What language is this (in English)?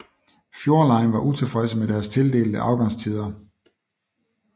Danish